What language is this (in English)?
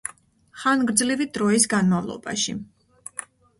Georgian